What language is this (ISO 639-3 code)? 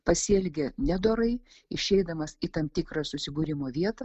lit